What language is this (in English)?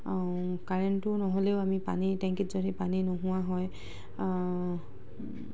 Assamese